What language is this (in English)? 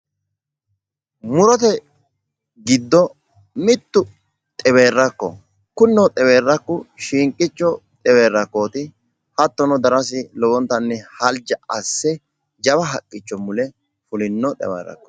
Sidamo